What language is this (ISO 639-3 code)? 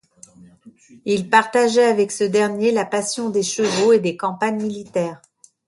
fra